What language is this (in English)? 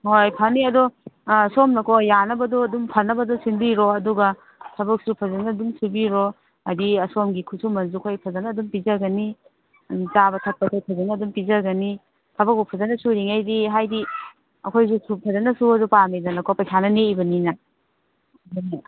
Manipuri